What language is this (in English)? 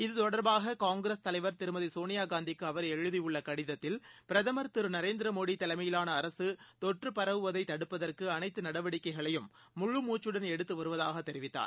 Tamil